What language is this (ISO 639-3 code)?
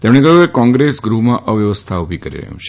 guj